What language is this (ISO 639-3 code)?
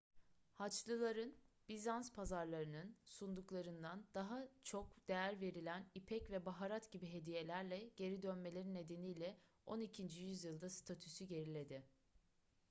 tur